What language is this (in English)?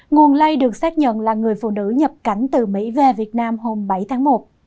Vietnamese